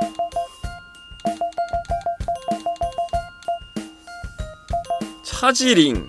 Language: Korean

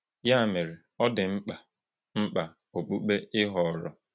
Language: Igbo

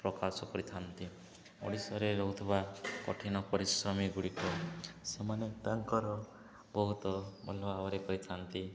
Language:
Odia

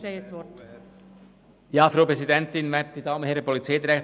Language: Swiss German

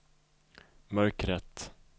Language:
Swedish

